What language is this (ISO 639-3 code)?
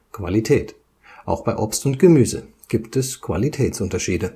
deu